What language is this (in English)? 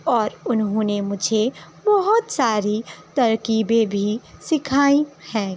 Urdu